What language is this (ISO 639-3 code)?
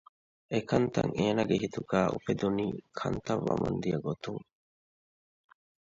div